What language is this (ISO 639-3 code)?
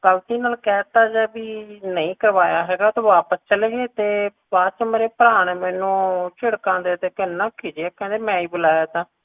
pan